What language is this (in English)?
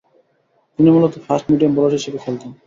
Bangla